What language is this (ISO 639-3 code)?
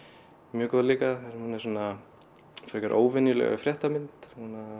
isl